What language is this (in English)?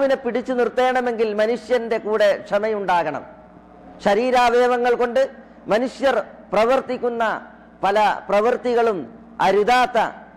Arabic